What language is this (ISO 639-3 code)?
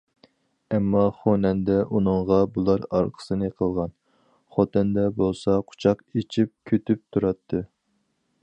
uig